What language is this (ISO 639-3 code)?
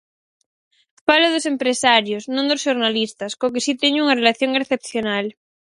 glg